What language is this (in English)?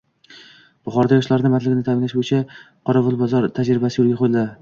Uzbek